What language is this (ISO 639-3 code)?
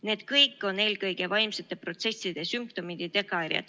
est